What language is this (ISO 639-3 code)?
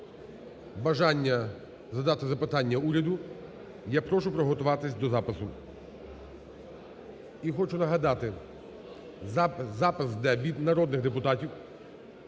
ukr